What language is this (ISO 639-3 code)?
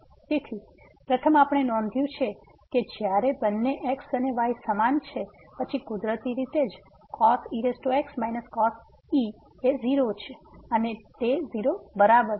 guj